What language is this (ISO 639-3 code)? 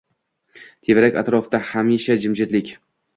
uzb